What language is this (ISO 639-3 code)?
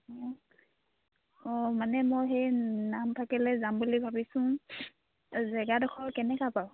asm